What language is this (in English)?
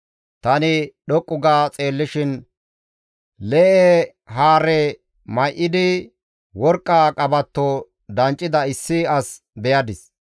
Gamo